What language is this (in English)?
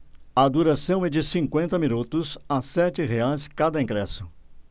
Portuguese